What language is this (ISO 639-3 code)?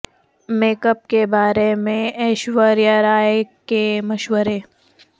urd